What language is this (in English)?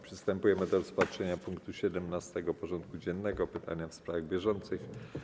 Polish